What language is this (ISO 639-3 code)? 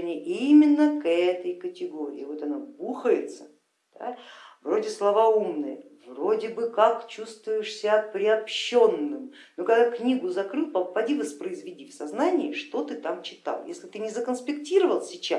rus